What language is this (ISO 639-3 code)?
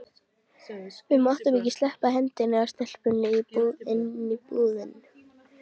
isl